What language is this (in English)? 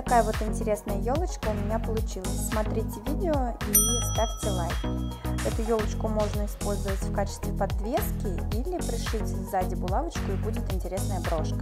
Russian